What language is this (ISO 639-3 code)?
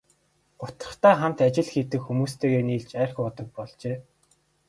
mon